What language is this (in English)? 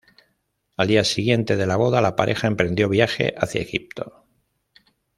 Spanish